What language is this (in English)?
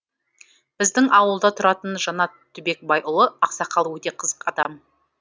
Kazakh